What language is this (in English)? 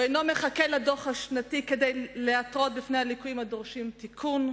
Hebrew